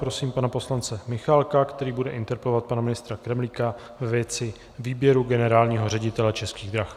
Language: Czech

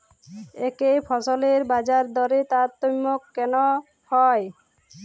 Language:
Bangla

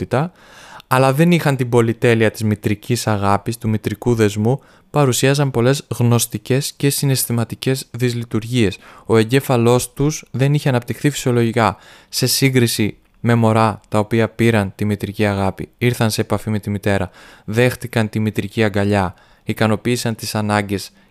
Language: Greek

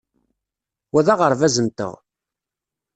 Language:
Kabyle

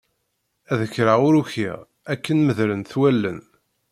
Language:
Kabyle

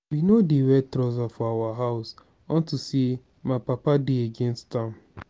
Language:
Nigerian Pidgin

